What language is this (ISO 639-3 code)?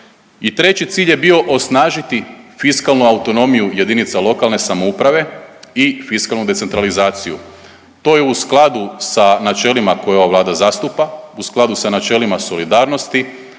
hrv